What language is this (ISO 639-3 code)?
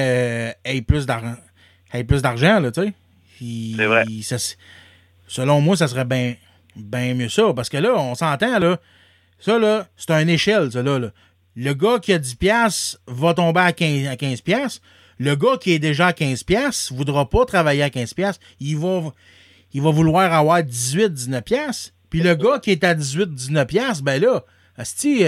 fra